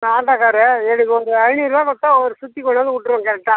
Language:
Tamil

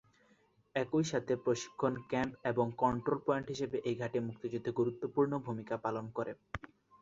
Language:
Bangla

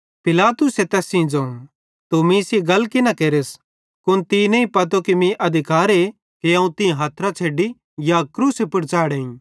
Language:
Bhadrawahi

